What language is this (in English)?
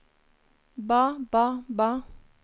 Norwegian